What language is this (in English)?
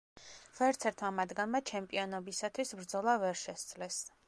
Georgian